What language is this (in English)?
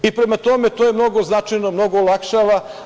Serbian